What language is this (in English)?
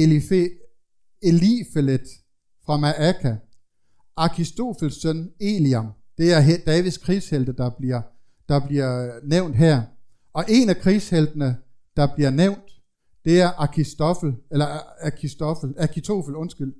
Danish